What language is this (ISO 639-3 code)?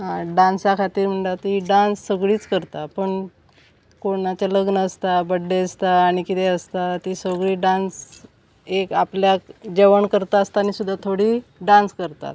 kok